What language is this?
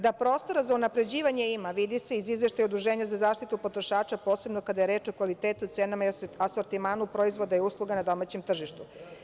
Serbian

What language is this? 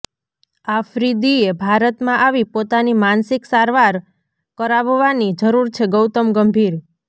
Gujarati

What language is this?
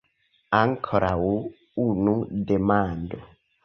Esperanto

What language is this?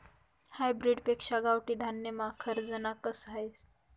Marathi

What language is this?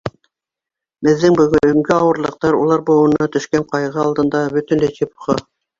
Bashkir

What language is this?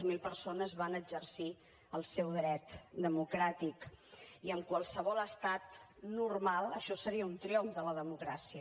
Catalan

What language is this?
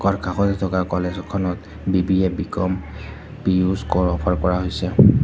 Assamese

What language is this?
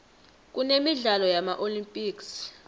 South Ndebele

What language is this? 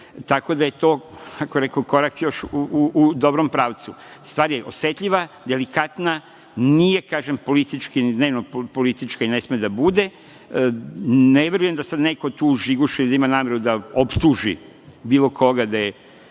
Serbian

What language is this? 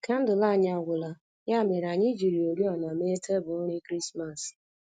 Igbo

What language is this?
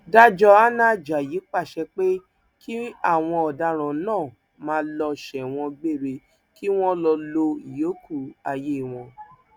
Yoruba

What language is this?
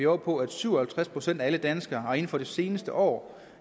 Danish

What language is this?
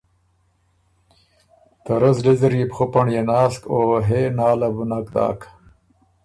Ormuri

